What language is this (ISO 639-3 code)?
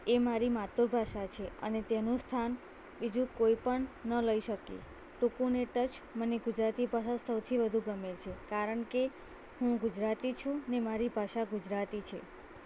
guj